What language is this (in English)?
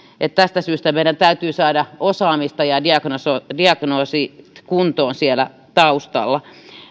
Finnish